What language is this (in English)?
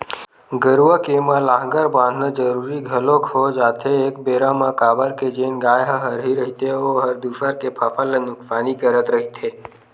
Chhattisgarhi